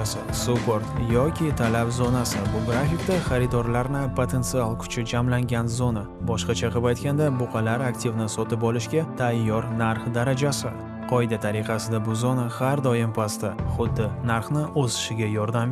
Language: Uzbek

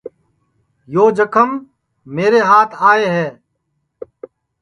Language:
Sansi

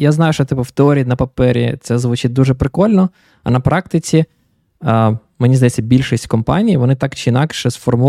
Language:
Ukrainian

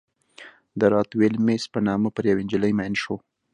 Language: Pashto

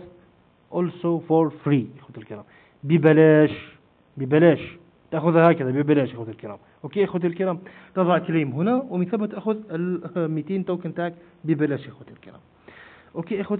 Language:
Arabic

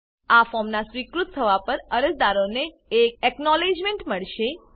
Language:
Gujarati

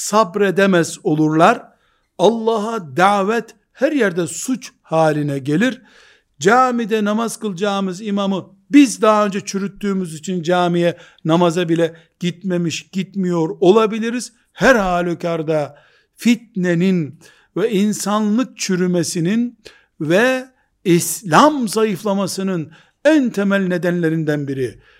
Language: Turkish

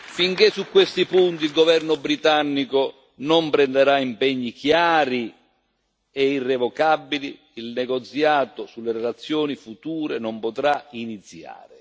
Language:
Italian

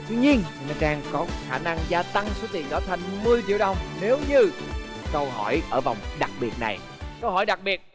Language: Vietnamese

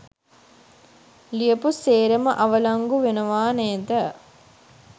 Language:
Sinhala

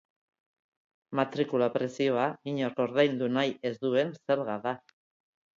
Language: Basque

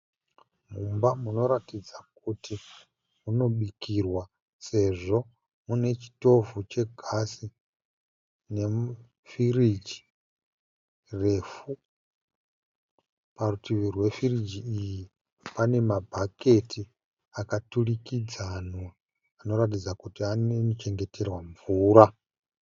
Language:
Shona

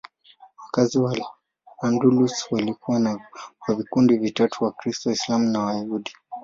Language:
Swahili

